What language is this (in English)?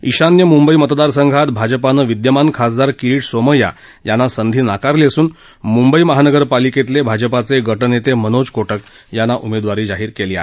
Marathi